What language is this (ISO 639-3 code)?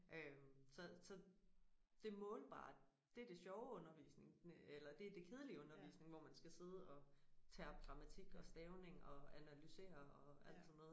dan